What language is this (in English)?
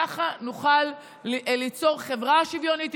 Hebrew